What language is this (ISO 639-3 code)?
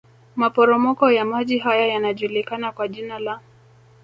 swa